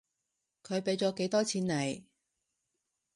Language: Cantonese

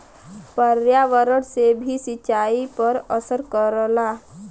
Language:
Bhojpuri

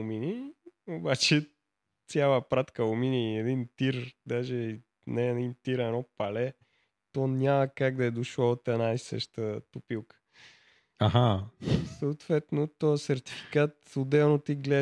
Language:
Bulgarian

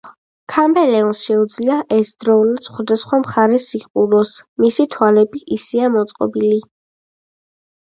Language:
Georgian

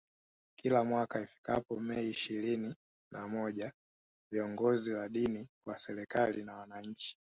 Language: Swahili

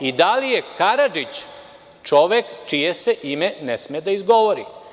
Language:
Serbian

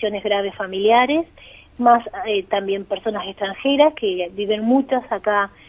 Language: Spanish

